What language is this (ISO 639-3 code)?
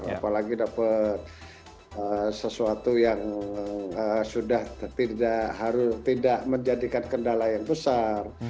ind